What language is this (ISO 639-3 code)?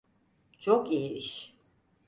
tur